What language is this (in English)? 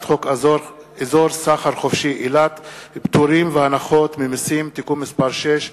Hebrew